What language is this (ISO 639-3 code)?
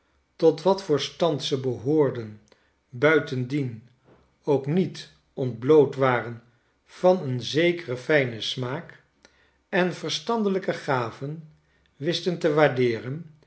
nld